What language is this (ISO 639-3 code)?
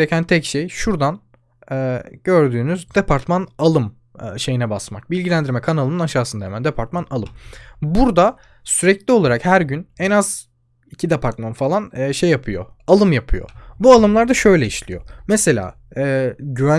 tur